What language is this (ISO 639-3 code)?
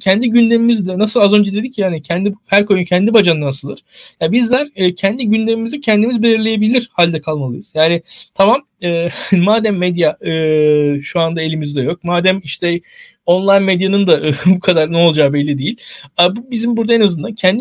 tur